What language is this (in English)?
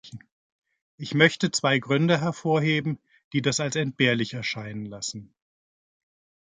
German